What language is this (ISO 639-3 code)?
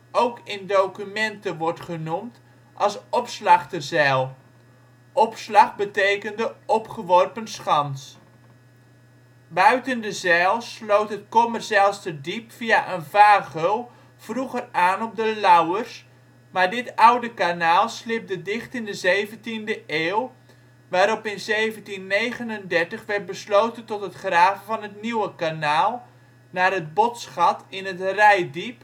nld